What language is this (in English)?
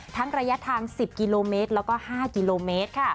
Thai